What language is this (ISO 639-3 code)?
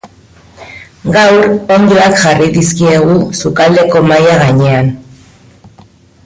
eus